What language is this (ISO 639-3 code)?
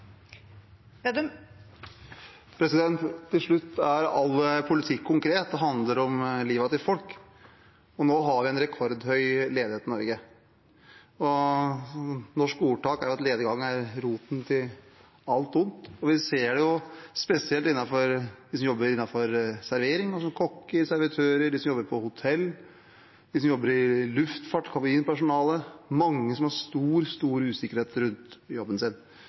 nob